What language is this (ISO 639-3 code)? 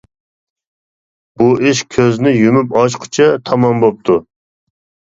uig